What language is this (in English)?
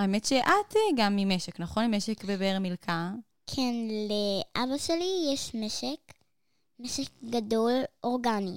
Hebrew